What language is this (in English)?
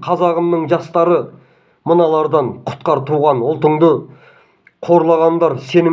Turkish